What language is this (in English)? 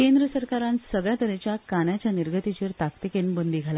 Konkani